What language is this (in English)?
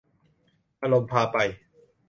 Thai